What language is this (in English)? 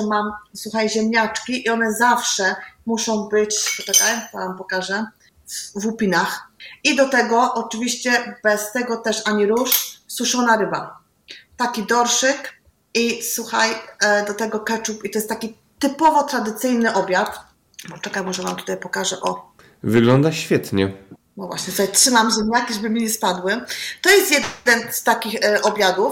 Polish